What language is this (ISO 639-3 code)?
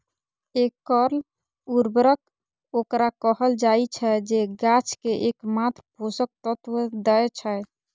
mai